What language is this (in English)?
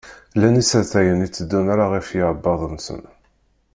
Kabyle